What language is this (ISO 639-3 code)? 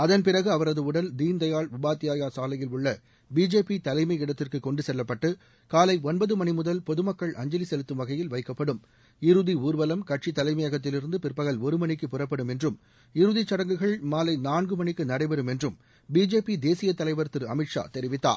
tam